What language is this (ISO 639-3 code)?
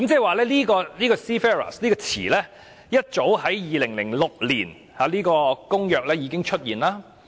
yue